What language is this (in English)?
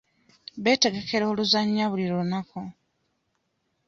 Ganda